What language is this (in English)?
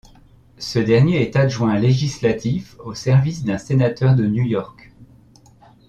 French